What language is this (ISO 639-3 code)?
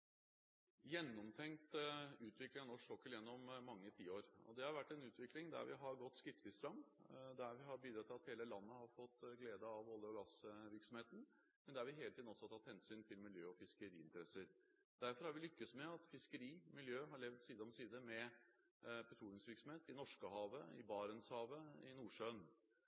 nob